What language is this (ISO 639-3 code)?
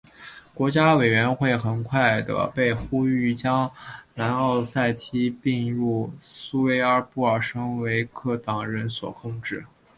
zho